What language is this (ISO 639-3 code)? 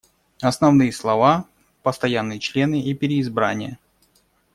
rus